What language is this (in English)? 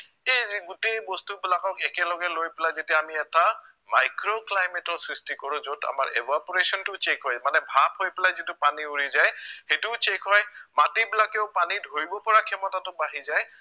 Assamese